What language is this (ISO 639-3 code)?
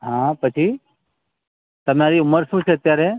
guj